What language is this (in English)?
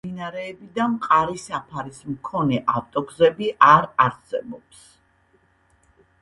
Georgian